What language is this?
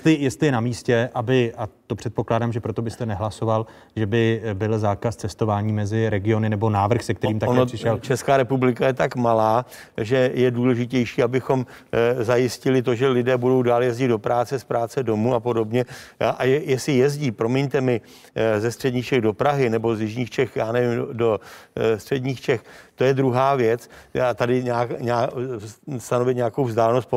Czech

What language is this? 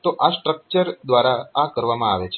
Gujarati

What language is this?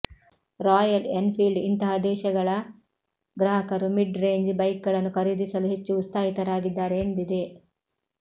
Kannada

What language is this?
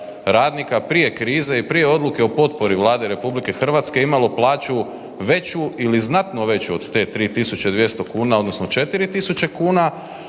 Croatian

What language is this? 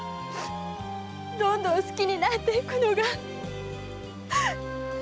Japanese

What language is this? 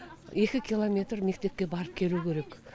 Kazakh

